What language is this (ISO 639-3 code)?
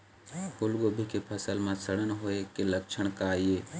hne